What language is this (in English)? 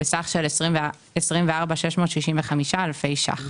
Hebrew